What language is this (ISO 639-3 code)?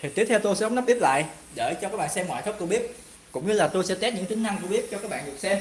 vie